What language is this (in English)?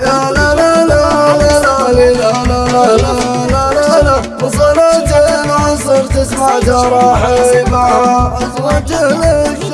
Arabic